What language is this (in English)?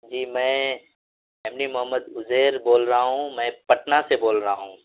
Urdu